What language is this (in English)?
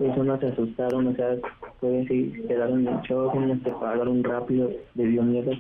Spanish